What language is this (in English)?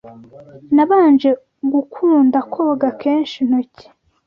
Kinyarwanda